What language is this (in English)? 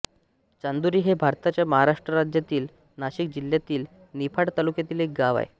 Marathi